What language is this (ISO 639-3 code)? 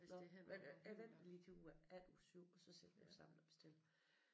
dan